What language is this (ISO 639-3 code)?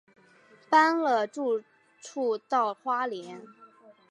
zho